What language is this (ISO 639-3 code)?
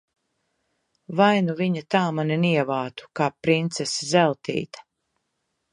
lav